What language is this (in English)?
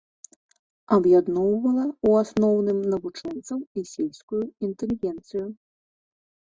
Belarusian